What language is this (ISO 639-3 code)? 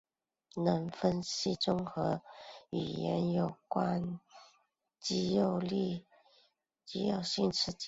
zho